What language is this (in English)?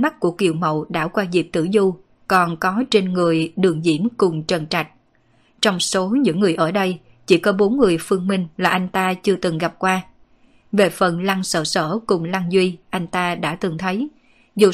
Vietnamese